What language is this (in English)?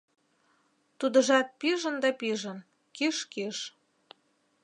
Mari